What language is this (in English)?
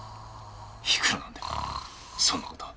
Japanese